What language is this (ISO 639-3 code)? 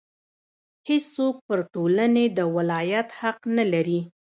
pus